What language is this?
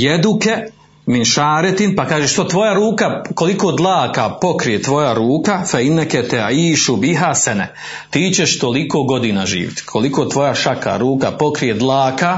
Croatian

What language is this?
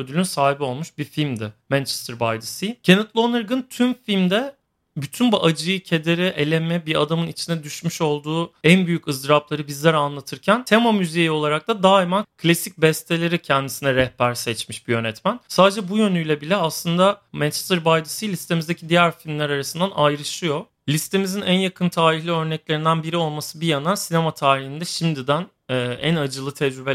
Turkish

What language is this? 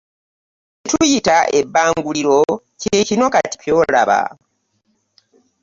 Ganda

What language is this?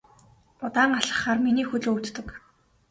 Mongolian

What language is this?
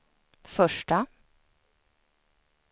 Swedish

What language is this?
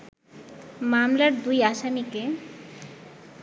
Bangla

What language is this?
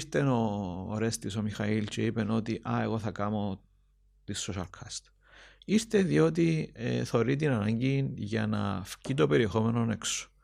Greek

